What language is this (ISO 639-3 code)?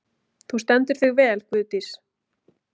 isl